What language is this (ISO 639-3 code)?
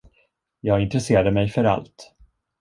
swe